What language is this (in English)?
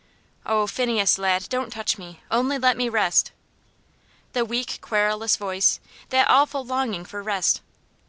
English